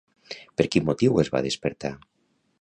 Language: Catalan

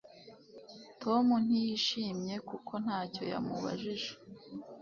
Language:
Kinyarwanda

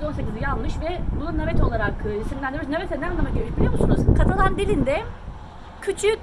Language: Turkish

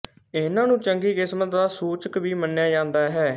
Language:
Punjabi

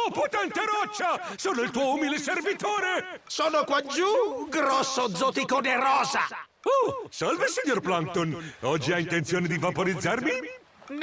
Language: Italian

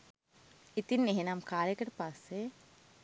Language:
Sinhala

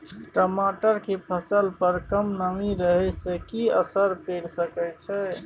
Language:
Maithili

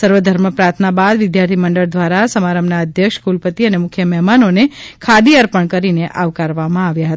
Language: Gujarati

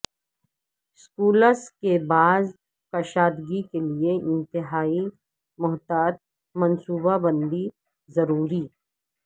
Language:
Urdu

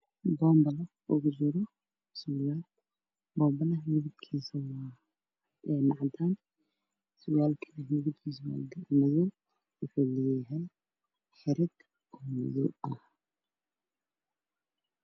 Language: Somali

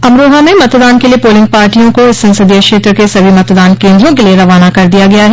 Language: Hindi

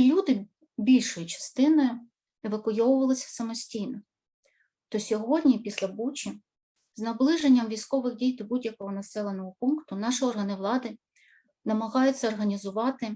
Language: Ukrainian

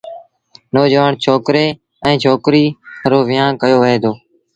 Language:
Sindhi Bhil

